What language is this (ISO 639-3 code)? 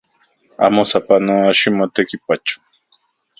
ncx